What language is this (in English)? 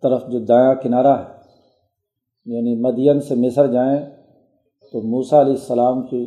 Urdu